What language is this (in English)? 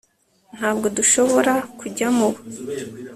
Kinyarwanda